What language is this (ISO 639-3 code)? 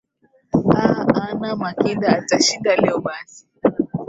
swa